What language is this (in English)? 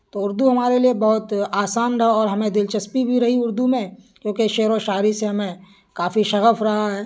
Urdu